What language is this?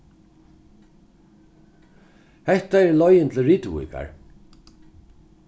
Faroese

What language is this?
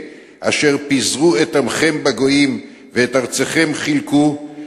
Hebrew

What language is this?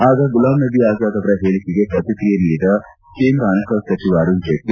Kannada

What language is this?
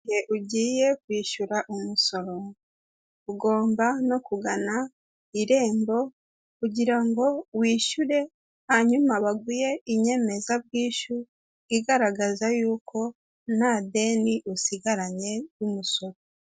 Kinyarwanda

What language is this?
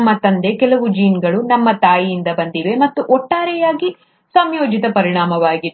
Kannada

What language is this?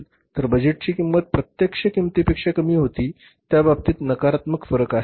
Marathi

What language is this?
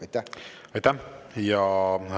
Estonian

